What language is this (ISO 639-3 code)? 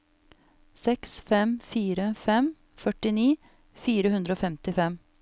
nor